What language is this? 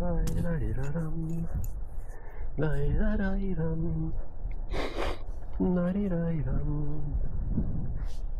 Turkish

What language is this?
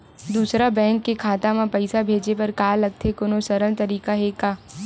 Chhattisgarhi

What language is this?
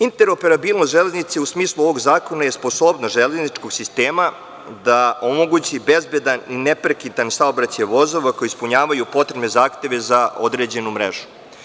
Serbian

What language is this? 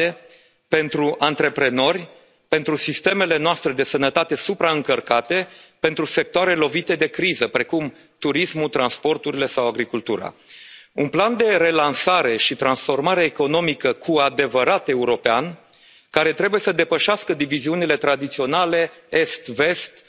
Romanian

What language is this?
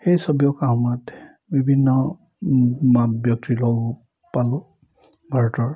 Assamese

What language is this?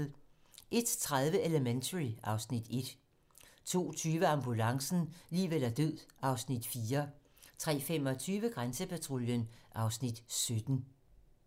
Danish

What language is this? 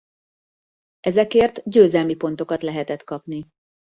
Hungarian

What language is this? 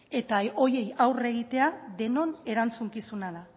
Basque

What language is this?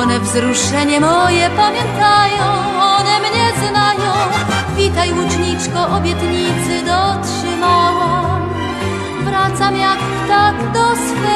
Polish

